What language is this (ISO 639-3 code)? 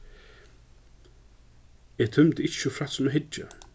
fao